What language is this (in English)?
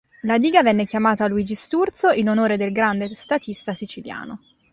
Italian